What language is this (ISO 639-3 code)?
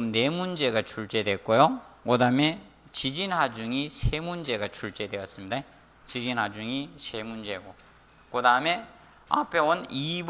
kor